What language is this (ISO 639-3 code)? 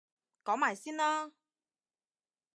yue